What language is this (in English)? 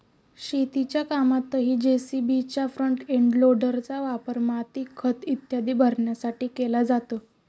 Marathi